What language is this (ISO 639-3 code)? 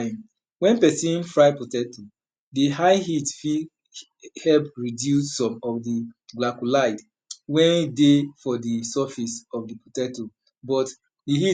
pcm